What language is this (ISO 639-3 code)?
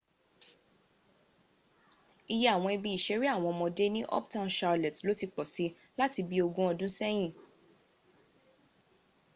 yor